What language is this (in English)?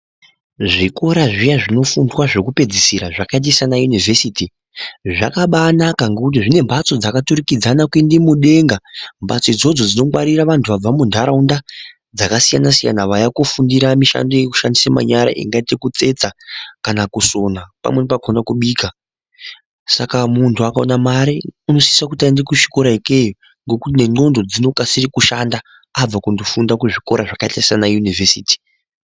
Ndau